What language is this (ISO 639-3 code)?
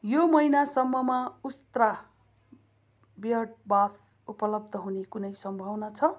nep